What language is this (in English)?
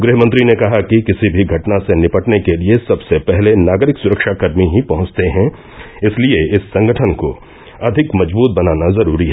Hindi